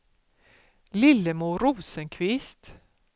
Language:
Swedish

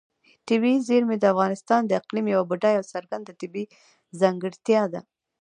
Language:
Pashto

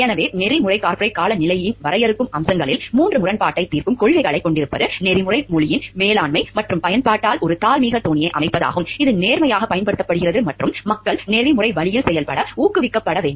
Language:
Tamil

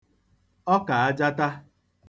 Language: Igbo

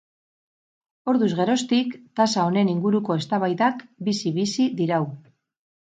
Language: Basque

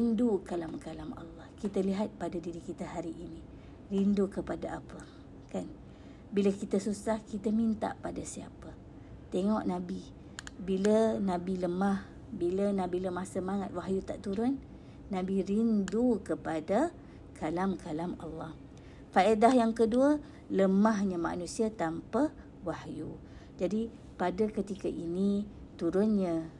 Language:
Malay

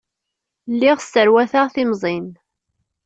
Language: Kabyle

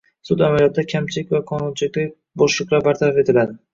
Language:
Uzbek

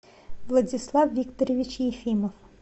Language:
Russian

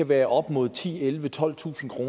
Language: Danish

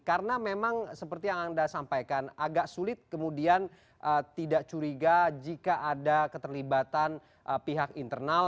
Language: Indonesian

